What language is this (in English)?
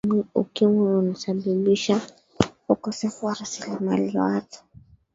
Swahili